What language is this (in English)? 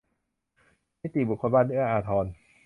Thai